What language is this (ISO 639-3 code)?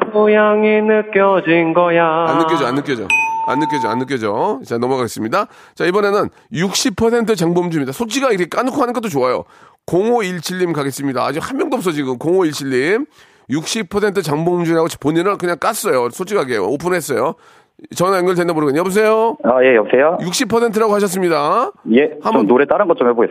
kor